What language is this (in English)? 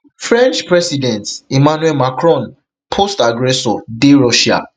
Nigerian Pidgin